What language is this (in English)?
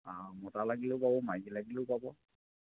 Assamese